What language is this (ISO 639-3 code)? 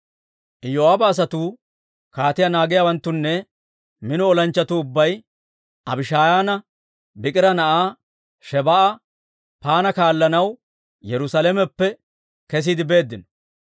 dwr